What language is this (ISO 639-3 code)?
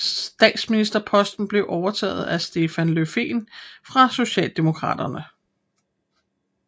dan